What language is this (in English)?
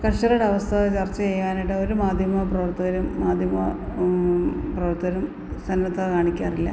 Malayalam